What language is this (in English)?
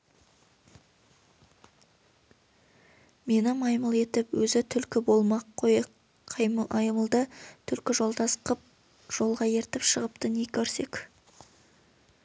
Kazakh